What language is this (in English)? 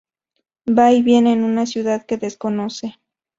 Spanish